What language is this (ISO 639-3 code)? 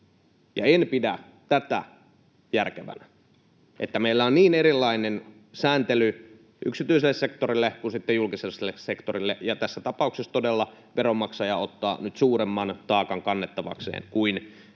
fin